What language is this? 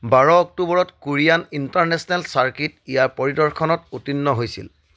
Assamese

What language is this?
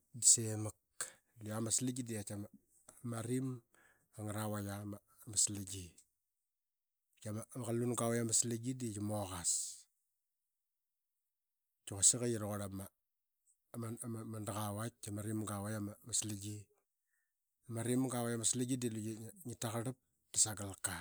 Qaqet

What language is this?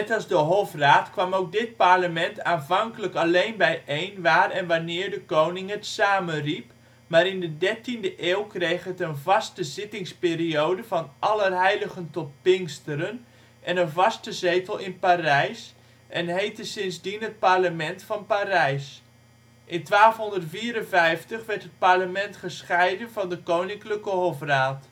Dutch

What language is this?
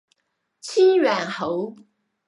Chinese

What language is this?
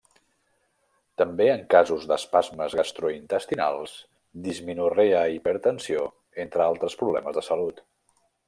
Catalan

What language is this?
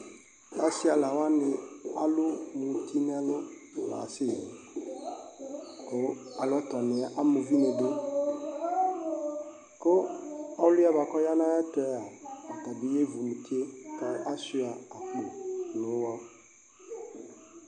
Ikposo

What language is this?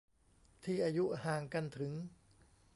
Thai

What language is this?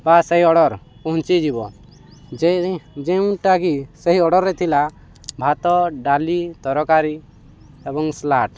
Odia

